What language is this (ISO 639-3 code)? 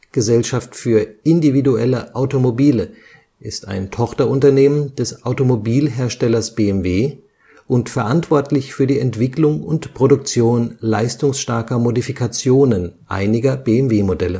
deu